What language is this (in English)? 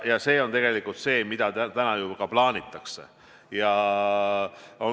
Estonian